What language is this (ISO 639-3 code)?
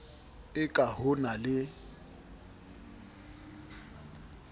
sot